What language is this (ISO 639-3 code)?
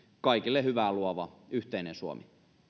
fin